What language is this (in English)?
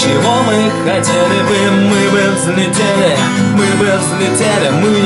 Ukrainian